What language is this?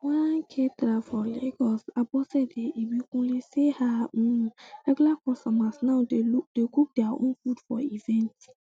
Nigerian Pidgin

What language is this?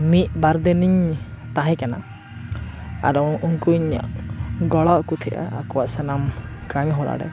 Santali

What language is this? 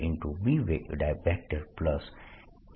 Gujarati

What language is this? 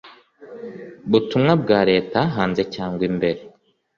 Kinyarwanda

